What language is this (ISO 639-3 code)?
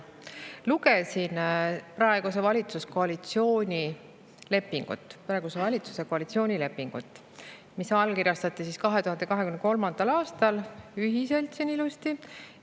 est